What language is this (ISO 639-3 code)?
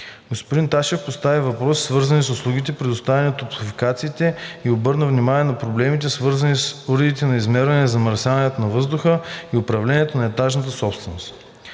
bul